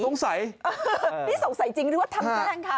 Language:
Thai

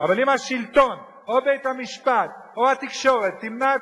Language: Hebrew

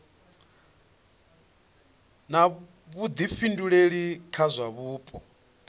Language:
Venda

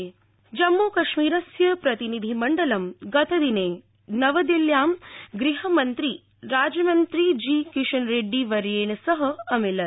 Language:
Sanskrit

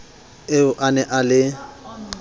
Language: Southern Sotho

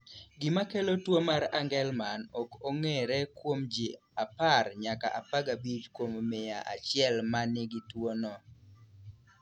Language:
Luo (Kenya and Tanzania)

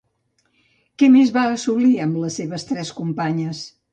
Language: Catalan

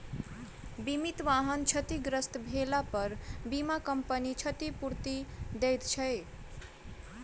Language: Maithili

